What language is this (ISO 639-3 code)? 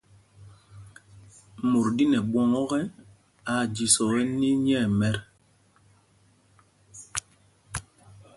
mgg